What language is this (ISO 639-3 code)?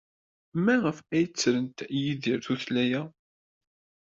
kab